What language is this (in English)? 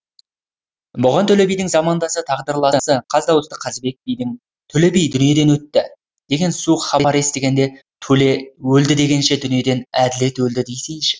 Kazakh